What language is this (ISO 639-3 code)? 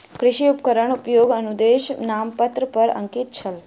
mai